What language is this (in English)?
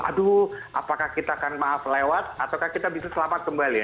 Indonesian